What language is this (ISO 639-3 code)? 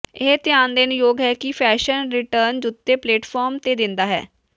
pan